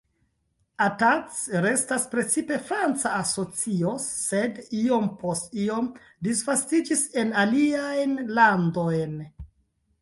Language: Esperanto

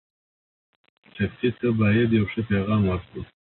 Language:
Pashto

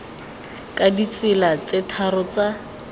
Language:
Tswana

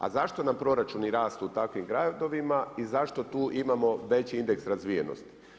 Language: Croatian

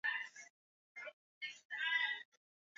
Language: Swahili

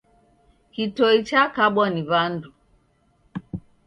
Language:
Taita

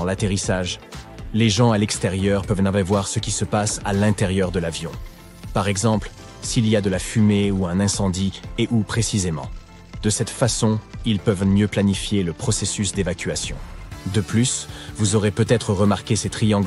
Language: French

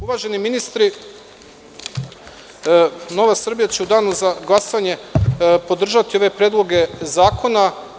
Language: Serbian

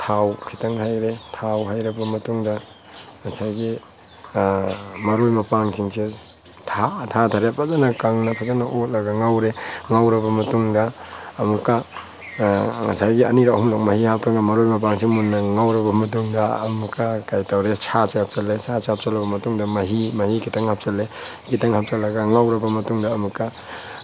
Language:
Manipuri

